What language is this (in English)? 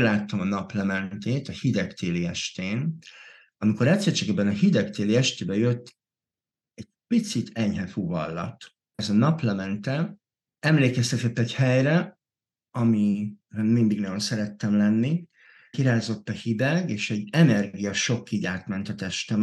Hungarian